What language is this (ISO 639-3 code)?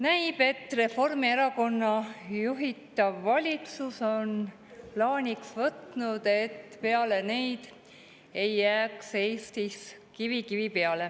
est